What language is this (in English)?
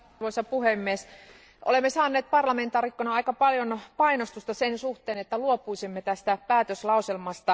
Finnish